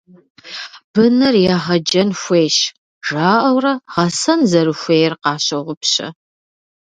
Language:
Kabardian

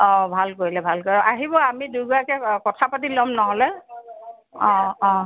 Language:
Assamese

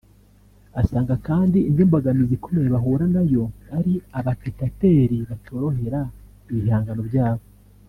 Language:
Kinyarwanda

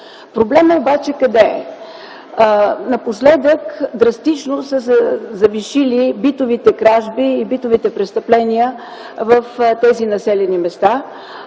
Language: Bulgarian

